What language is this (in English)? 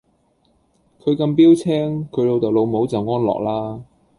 Cantonese